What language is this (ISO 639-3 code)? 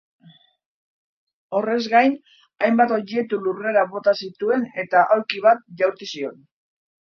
eus